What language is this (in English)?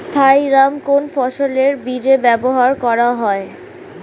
Bangla